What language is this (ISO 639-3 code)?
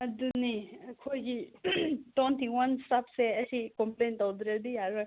mni